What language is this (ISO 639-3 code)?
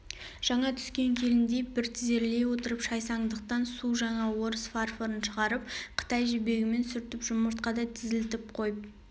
kaz